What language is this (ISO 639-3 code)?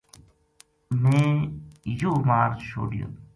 gju